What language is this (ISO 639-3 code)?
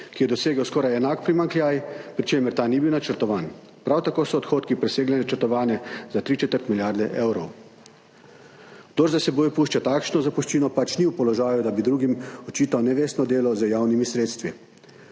slv